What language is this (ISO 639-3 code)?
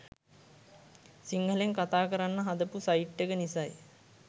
sin